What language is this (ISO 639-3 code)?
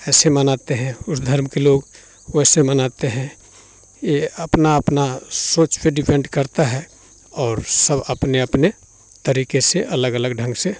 hin